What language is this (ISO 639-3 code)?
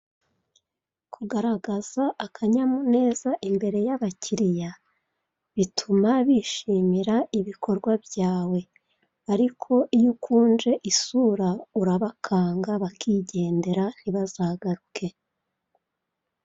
kin